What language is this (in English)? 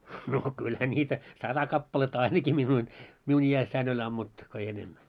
Finnish